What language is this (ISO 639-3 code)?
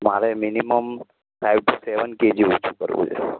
guj